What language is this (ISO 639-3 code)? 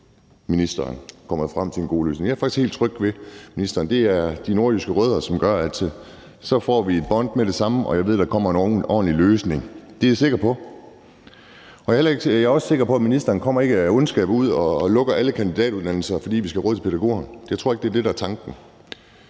dan